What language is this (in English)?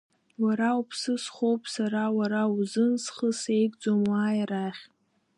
Abkhazian